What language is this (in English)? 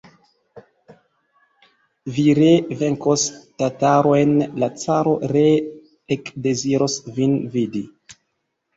Esperanto